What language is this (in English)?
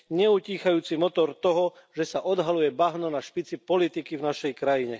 Slovak